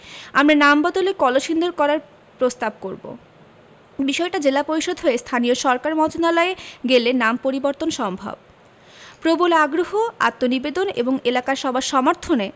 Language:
Bangla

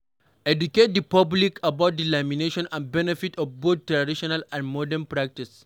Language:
Nigerian Pidgin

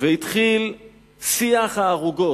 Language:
Hebrew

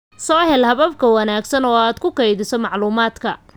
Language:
Somali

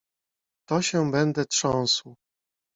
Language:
Polish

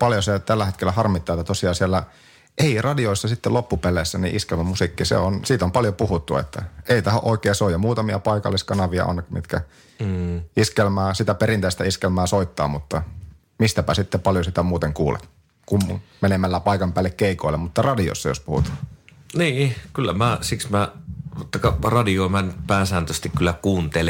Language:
Finnish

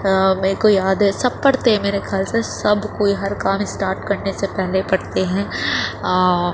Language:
Urdu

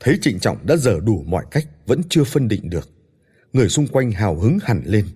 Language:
Vietnamese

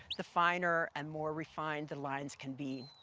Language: English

